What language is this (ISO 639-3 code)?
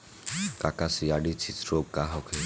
bho